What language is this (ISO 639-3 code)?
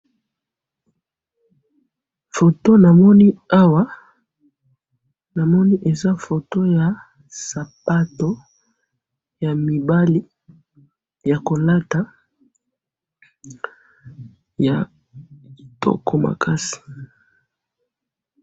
lin